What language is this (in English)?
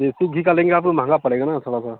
Hindi